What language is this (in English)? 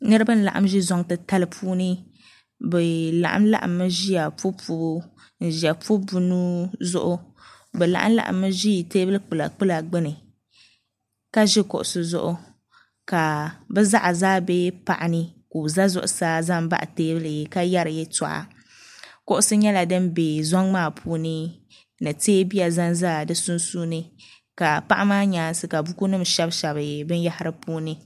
Dagbani